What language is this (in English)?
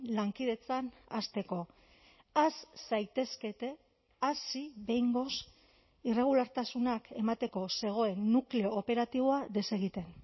Basque